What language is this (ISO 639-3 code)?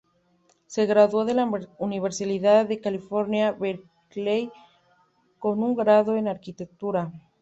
spa